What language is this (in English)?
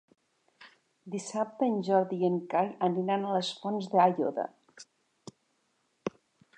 Catalan